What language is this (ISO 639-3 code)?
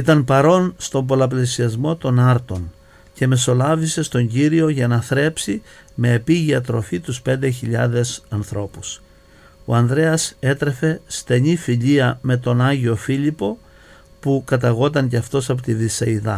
ell